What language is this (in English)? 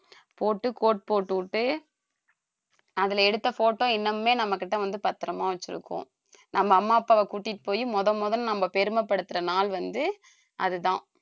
Tamil